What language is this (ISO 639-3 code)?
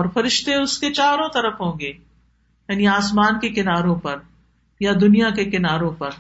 urd